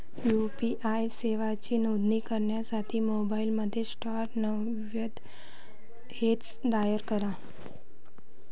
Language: Marathi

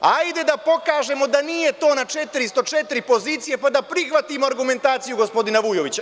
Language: Serbian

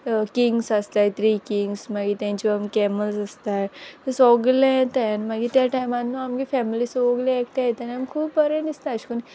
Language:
Konkani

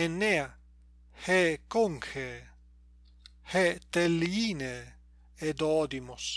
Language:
Greek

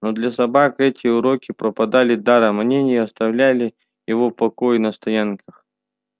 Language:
Russian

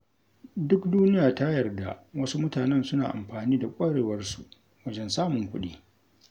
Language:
Hausa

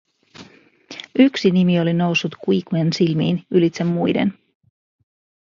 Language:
Finnish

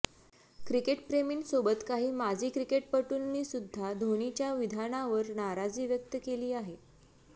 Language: Marathi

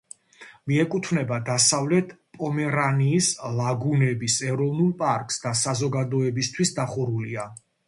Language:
Georgian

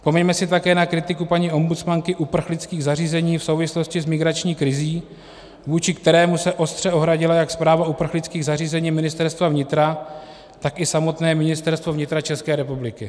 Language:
Czech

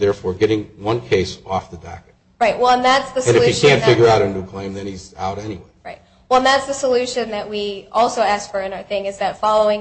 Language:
English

